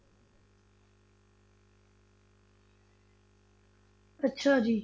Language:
Punjabi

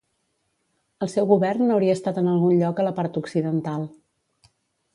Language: Catalan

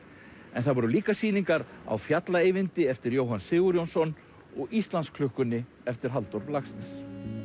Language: Icelandic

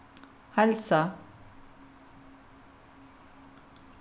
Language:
Faroese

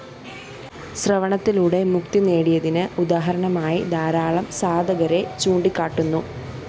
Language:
Malayalam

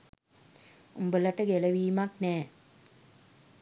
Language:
Sinhala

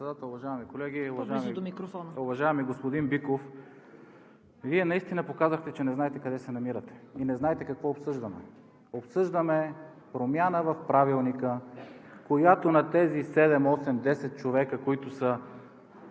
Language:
Bulgarian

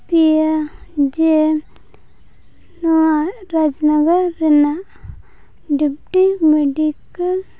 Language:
Santali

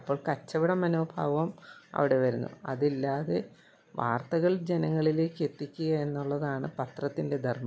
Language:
Malayalam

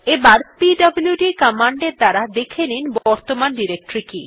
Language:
Bangla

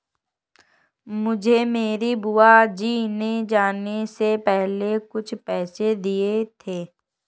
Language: Hindi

